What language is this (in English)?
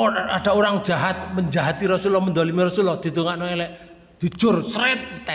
Indonesian